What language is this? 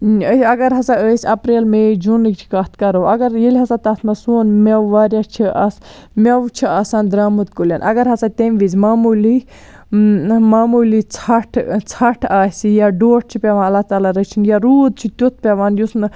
Kashmiri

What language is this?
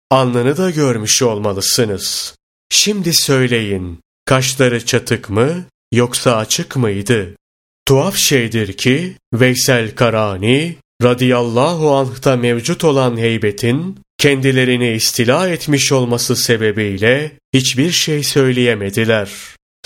Turkish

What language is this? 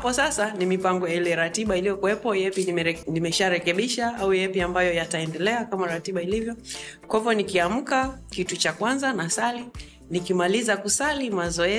Swahili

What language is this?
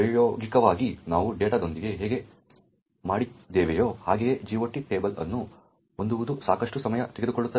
Kannada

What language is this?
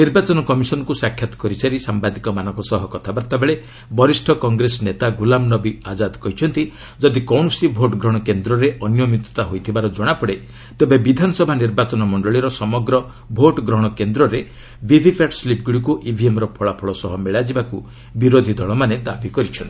Odia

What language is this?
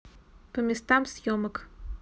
Russian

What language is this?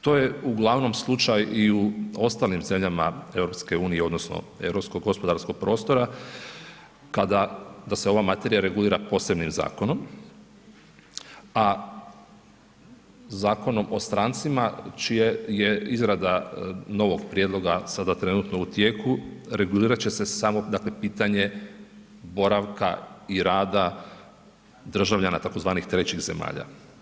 Croatian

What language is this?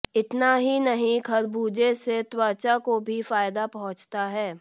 Hindi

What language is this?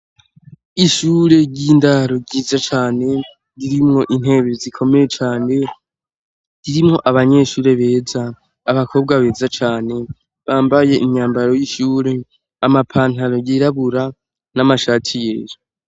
Rundi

